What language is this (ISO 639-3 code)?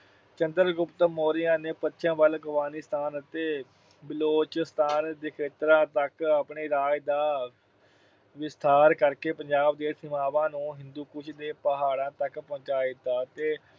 pan